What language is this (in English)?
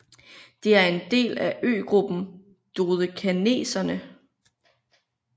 Danish